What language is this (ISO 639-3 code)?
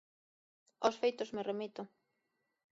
glg